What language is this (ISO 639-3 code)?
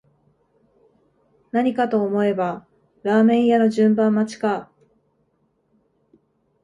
jpn